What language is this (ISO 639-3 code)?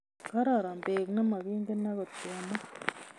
kln